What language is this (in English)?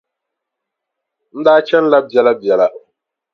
Dagbani